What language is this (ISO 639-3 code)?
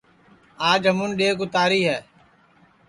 ssi